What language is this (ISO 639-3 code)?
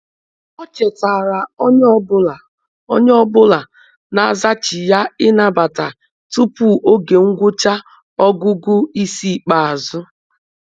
ibo